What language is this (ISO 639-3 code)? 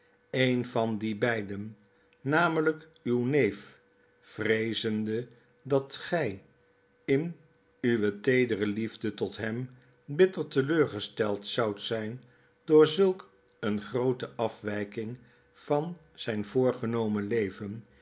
nld